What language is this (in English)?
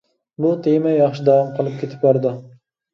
Uyghur